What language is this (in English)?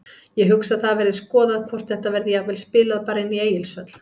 Icelandic